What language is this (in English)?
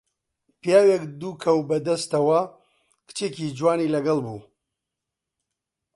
Central Kurdish